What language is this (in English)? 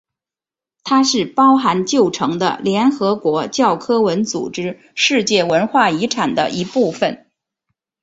Chinese